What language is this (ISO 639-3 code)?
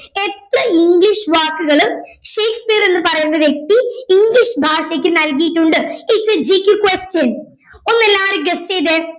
mal